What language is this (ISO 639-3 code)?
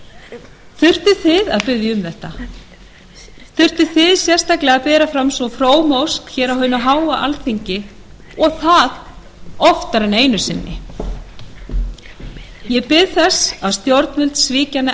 isl